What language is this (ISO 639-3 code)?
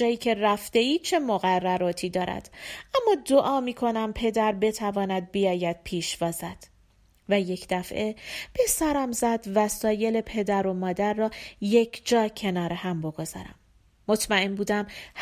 fas